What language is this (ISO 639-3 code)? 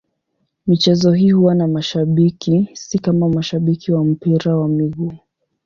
swa